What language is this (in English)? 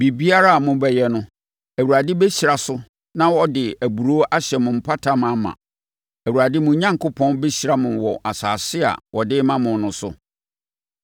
Akan